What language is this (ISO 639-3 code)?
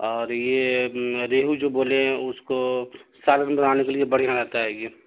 urd